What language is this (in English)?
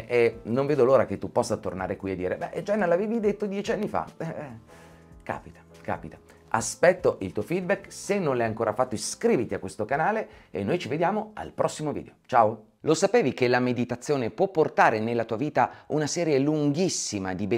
Italian